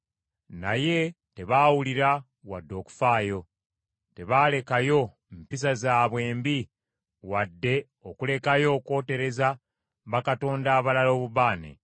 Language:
Ganda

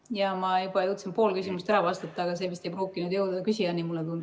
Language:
Estonian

